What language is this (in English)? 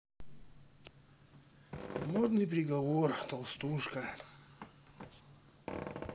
Russian